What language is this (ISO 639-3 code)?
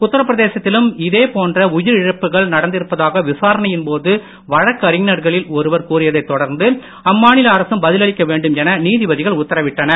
tam